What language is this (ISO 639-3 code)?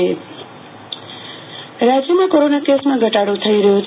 guj